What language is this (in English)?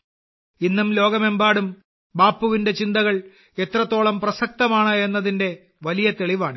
Malayalam